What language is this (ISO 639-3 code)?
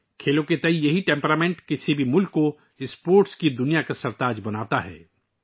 urd